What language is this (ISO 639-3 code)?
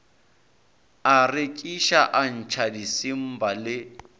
nso